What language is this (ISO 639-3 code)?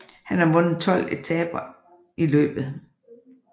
dan